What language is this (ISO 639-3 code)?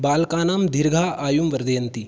san